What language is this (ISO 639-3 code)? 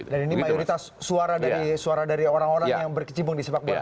ind